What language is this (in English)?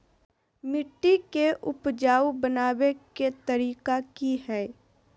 Magahi